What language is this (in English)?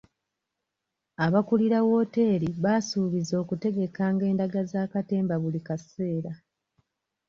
Ganda